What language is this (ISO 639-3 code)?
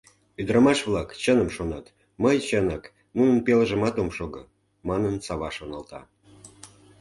chm